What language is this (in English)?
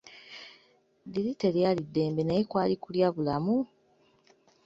Ganda